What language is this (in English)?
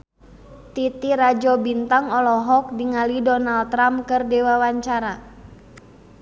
Sundanese